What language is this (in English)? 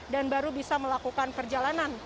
Indonesian